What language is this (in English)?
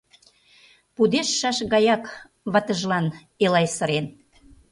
Mari